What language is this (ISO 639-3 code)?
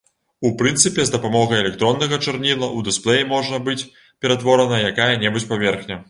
bel